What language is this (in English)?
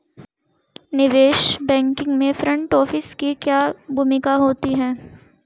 Hindi